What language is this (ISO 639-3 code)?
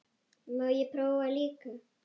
isl